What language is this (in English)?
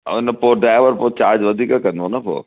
Sindhi